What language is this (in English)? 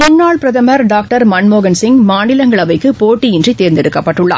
Tamil